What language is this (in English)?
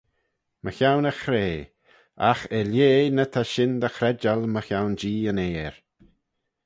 Manx